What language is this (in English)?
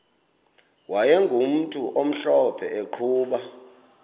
Xhosa